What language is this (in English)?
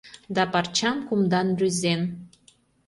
Mari